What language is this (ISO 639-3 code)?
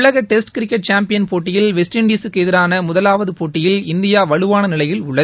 tam